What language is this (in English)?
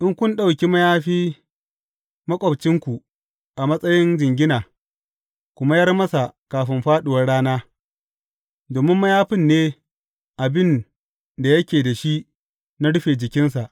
Hausa